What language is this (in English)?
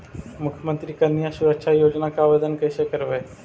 Magahi